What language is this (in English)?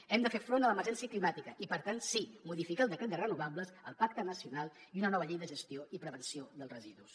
Catalan